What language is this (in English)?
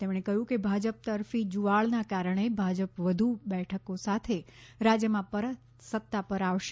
Gujarati